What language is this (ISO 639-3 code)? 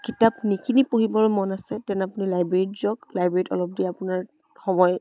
asm